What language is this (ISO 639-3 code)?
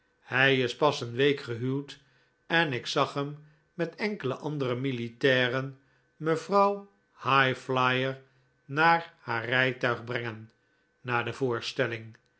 nld